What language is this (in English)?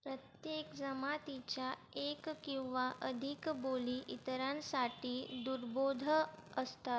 Marathi